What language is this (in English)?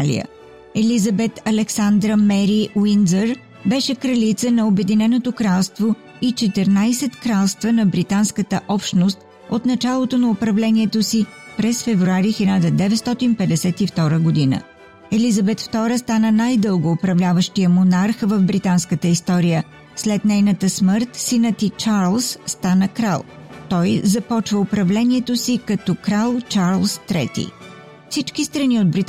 Bulgarian